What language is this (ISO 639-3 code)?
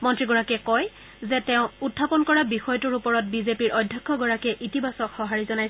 asm